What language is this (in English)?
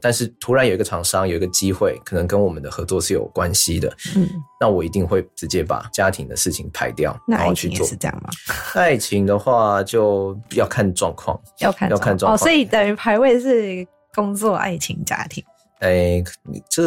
Chinese